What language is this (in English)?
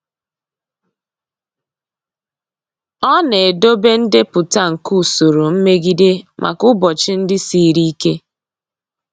Igbo